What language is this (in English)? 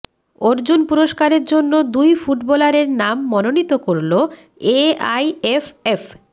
Bangla